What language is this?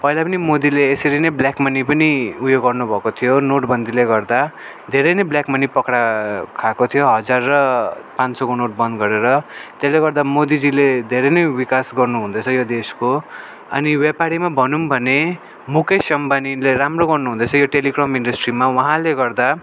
Nepali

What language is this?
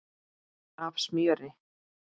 Icelandic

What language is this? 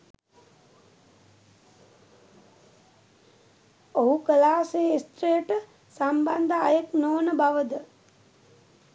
Sinhala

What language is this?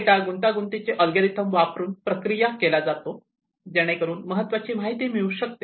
Marathi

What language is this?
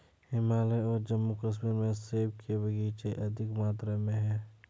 Hindi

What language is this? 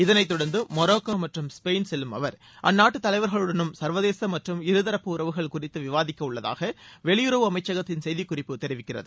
Tamil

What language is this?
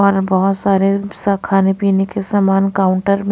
Hindi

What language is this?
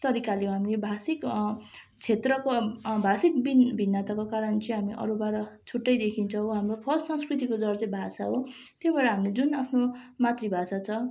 Nepali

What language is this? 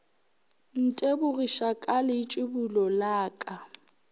Northern Sotho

